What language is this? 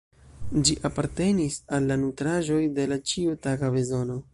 Esperanto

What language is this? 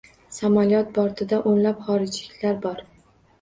Uzbek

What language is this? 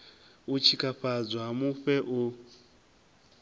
Venda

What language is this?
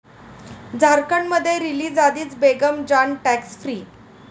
Marathi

